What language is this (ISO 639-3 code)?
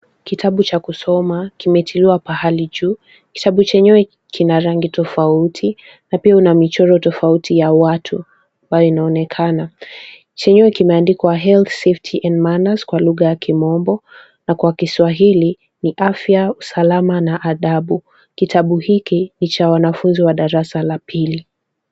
swa